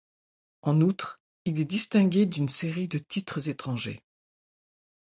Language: French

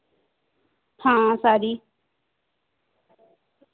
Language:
Dogri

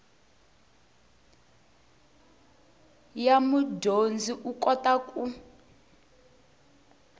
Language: Tsonga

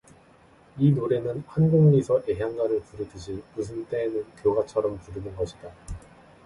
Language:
Korean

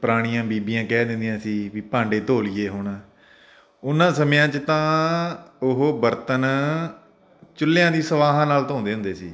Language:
Punjabi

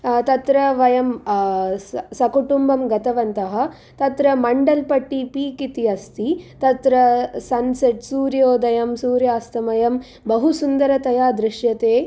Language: Sanskrit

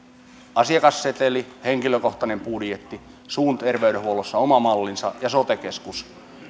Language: Finnish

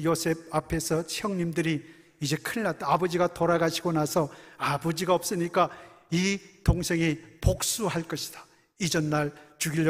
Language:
Korean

